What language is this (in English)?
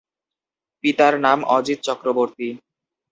Bangla